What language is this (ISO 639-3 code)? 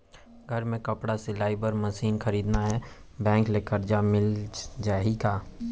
hne